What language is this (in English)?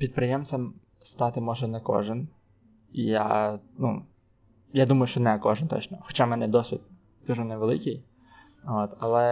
Ukrainian